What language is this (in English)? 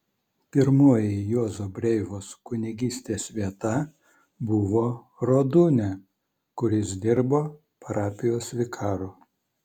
Lithuanian